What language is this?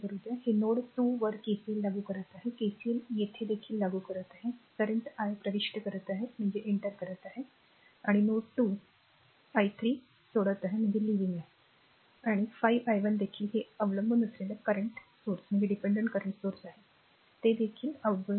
Marathi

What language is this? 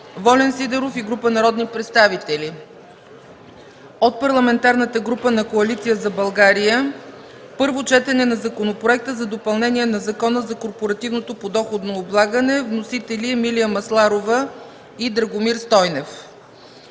Bulgarian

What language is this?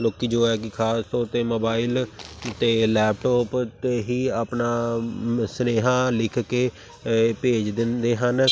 Punjabi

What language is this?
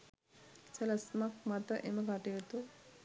Sinhala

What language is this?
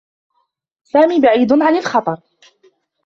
Arabic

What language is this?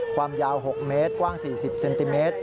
Thai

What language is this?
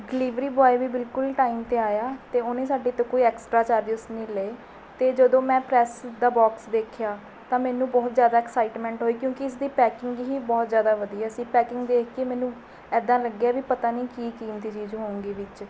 Punjabi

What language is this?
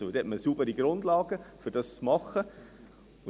Swiss German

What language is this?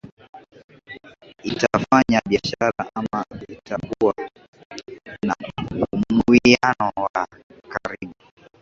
Swahili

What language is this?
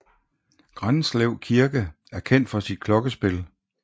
Danish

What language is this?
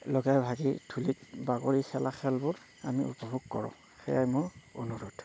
Assamese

